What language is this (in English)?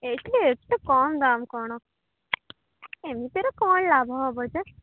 Odia